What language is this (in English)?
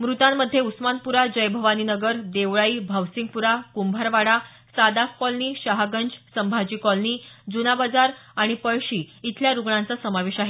Marathi